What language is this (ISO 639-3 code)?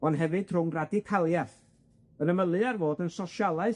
cym